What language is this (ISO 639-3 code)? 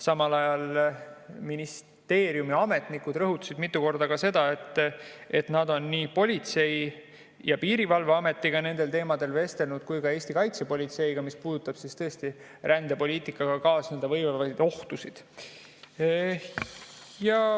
est